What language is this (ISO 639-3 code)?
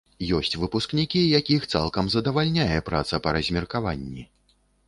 bel